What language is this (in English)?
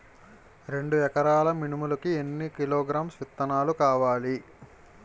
Telugu